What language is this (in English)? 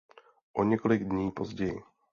Czech